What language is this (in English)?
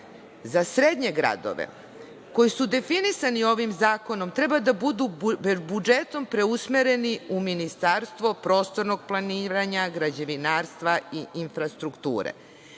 Serbian